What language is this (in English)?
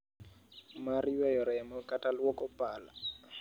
Luo (Kenya and Tanzania)